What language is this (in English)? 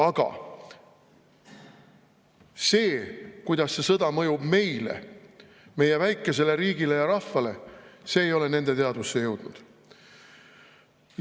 Estonian